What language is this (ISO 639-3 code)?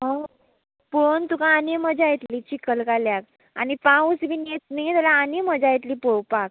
kok